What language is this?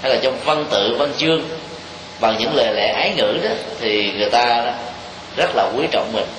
Vietnamese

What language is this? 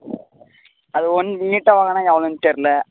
Tamil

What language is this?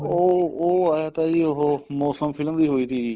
Punjabi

